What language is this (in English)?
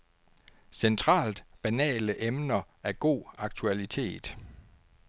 Danish